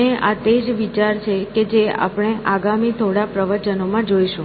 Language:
Gujarati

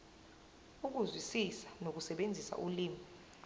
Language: Zulu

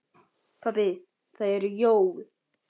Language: Icelandic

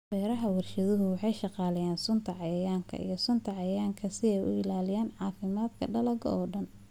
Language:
Somali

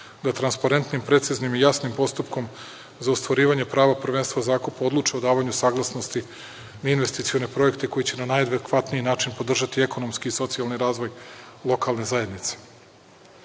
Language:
Serbian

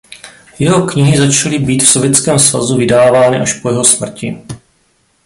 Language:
Czech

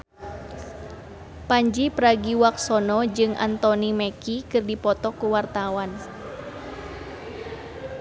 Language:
Sundanese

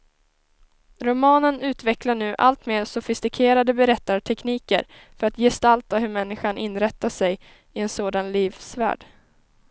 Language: Swedish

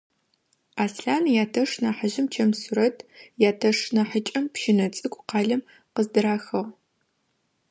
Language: Adyghe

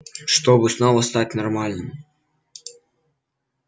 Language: Russian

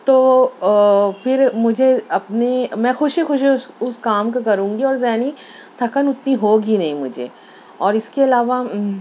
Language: Urdu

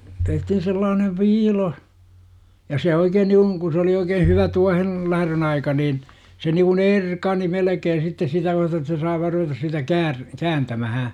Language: Finnish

